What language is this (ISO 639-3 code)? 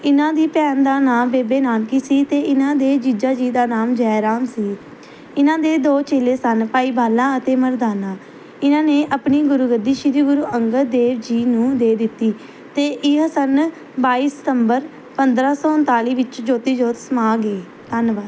pan